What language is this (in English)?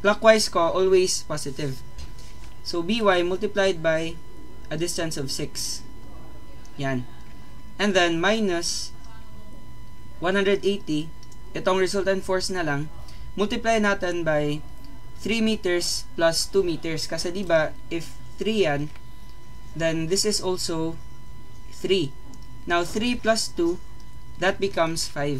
Filipino